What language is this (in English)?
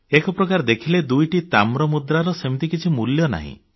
Odia